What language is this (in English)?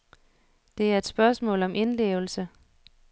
Danish